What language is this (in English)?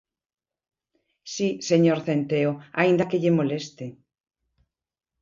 Galician